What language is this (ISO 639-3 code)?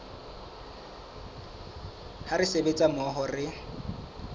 sot